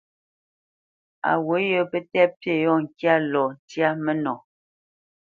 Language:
Bamenyam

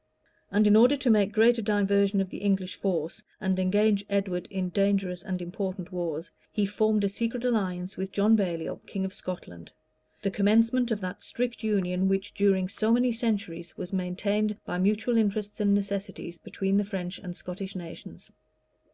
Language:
English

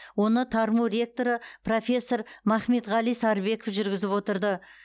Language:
Kazakh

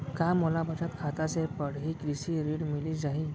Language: Chhattisgarhi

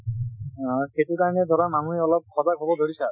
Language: Assamese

